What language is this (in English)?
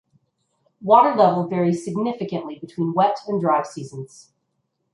English